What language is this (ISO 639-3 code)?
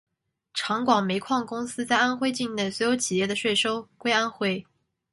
zho